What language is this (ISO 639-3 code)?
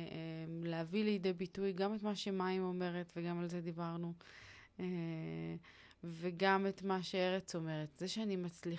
heb